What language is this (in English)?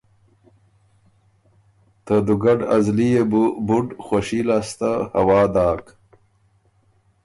Ormuri